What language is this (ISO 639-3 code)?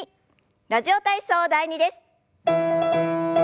jpn